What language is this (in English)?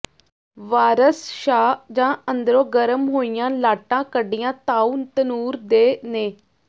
Punjabi